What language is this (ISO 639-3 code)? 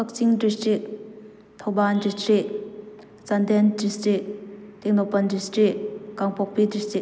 mni